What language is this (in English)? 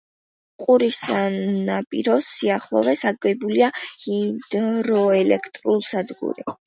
Georgian